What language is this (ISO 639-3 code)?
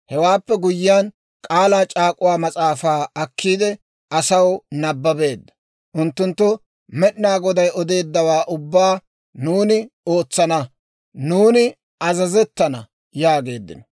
dwr